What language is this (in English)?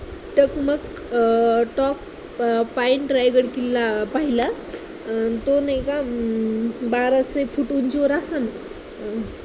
Marathi